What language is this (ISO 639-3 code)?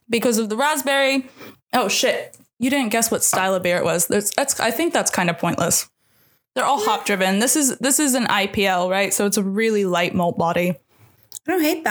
eng